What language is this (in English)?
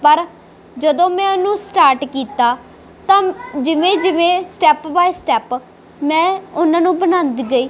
Punjabi